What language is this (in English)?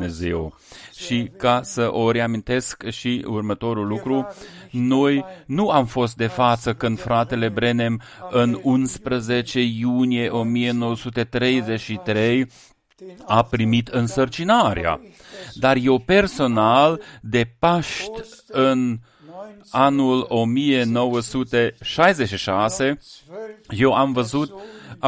Romanian